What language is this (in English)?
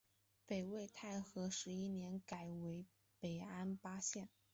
Chinese